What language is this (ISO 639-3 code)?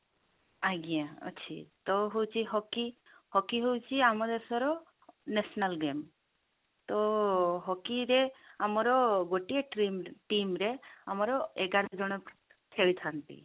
ori